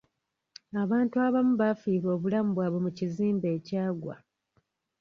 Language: Ganda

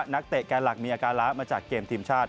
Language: Thai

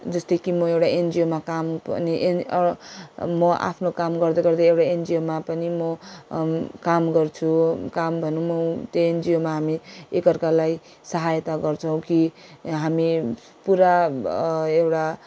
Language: Nepali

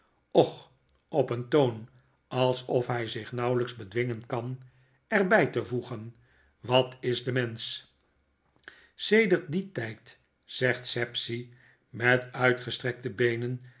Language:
Dutch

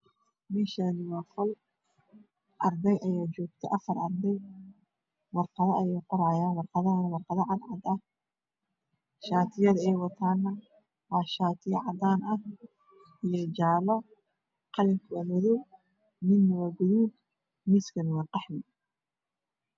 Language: Somali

